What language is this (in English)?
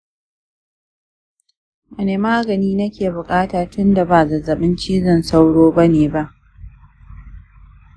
Hausa